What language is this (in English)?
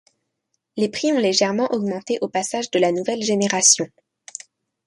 French